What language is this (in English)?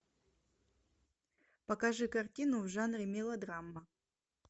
Russian